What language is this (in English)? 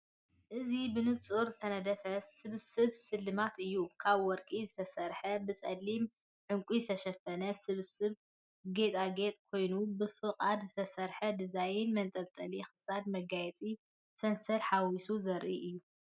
Tigrinya